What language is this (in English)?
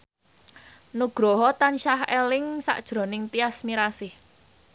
Javanese